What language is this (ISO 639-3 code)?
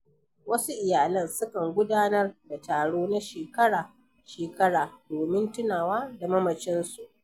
hau